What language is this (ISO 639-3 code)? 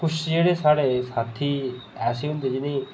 doi